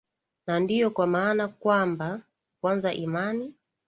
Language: Swahili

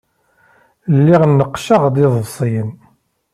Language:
Kabyle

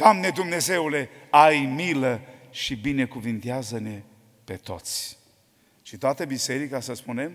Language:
Romanian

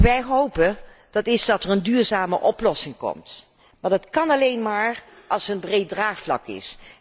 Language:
Dutch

